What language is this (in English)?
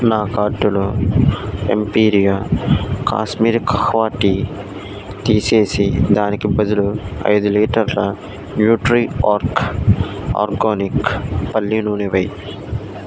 Telugu